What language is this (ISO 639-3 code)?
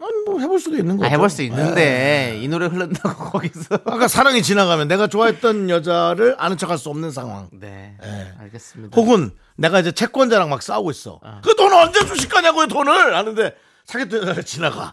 kor